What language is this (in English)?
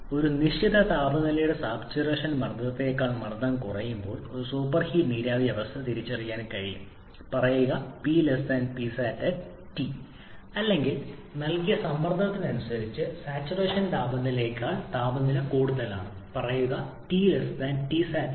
Malayalam